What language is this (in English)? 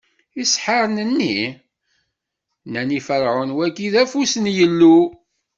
Kabyle